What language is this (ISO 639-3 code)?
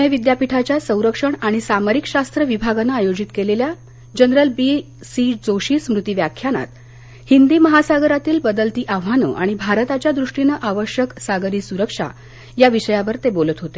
mar